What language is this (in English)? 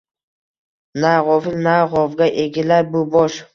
Uzbek